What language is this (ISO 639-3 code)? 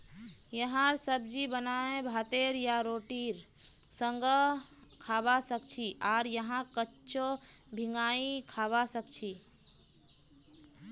mag